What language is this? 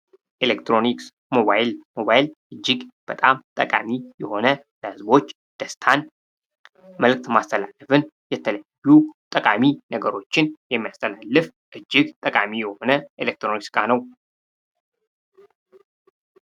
Amharic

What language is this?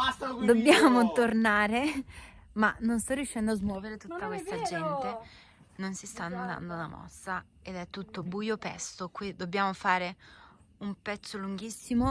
Italian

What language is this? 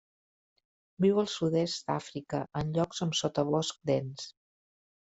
Catalan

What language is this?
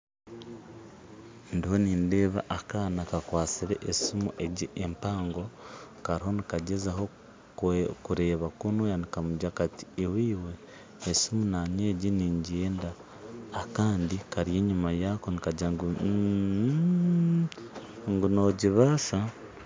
Nyankole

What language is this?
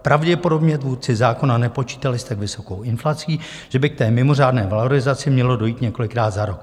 Czech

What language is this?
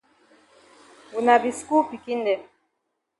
Cameroon Pidgin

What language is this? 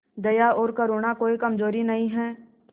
Hindi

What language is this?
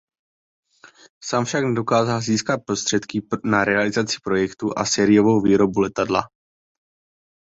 Czech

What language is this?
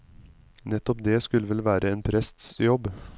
Norwegian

